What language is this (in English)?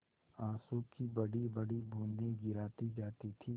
Hindi